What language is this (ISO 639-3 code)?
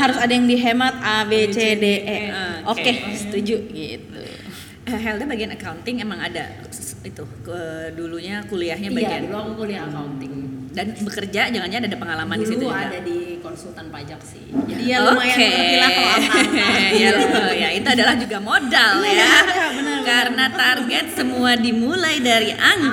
ind